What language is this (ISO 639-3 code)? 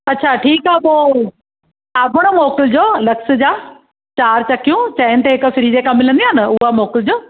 snd